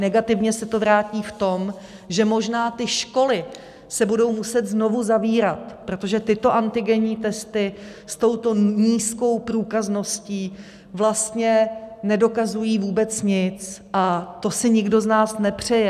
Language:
Czech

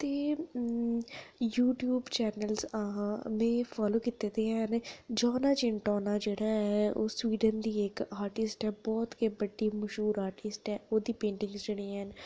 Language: Dogri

